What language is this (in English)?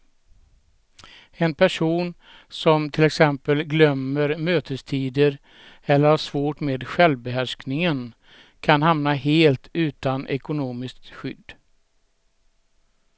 Swedish